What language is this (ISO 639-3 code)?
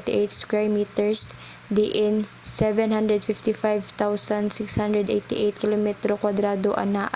ceb